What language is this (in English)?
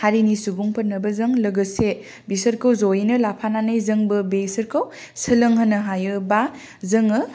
Bodo